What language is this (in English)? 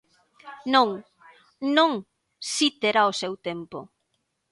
Galician